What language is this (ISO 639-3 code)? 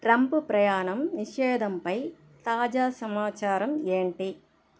tel